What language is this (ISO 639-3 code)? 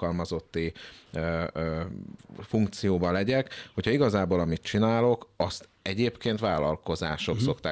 hun